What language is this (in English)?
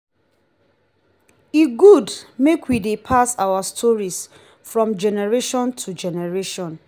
Nigerian Pidgin